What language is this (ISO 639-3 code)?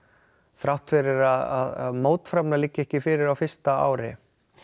isl